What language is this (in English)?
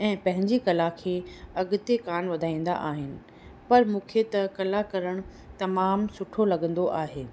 Sindhi